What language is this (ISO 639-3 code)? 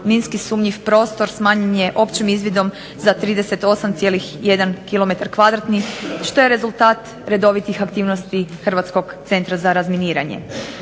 hrv